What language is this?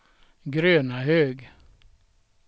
Swedish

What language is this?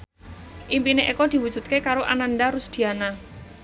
Javanese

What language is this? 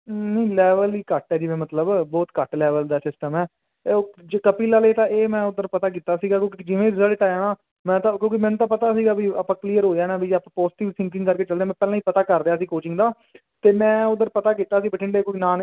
Punjabi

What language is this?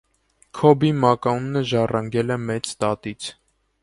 Armenian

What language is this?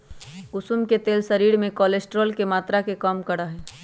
Magahi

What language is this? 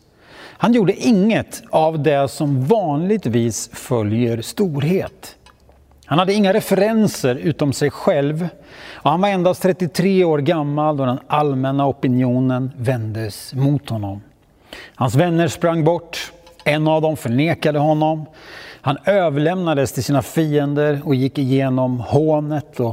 Swedish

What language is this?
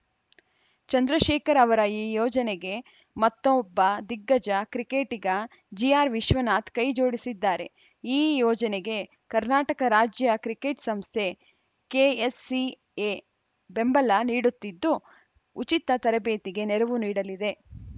Kannada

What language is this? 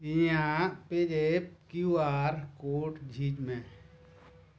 Santali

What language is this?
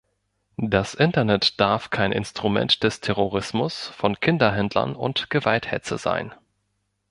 German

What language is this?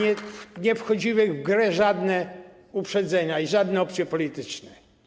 Polish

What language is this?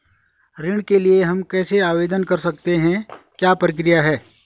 Hindi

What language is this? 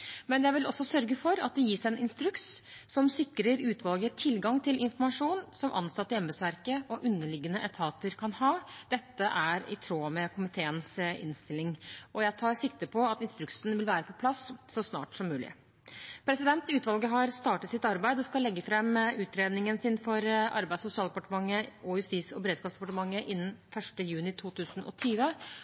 Norwegian Bokmål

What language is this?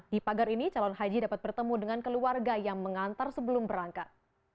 Indonesian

